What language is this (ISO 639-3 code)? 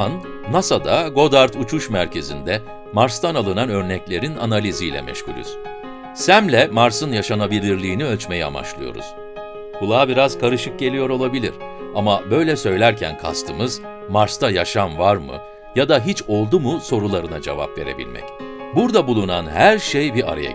tur